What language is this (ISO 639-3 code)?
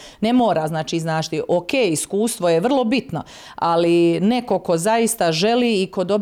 hrv